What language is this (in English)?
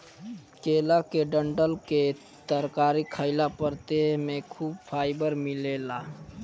Bhojpuri